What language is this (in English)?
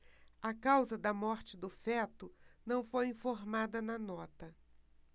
Portuguese